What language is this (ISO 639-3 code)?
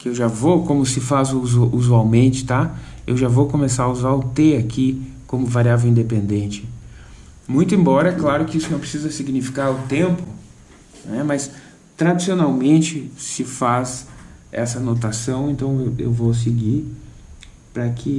por